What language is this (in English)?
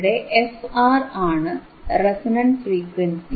Malayalam